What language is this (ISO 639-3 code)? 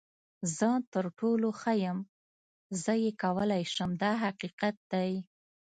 pus